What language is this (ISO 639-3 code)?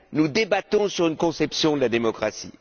fra